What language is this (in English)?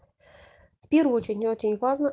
Russian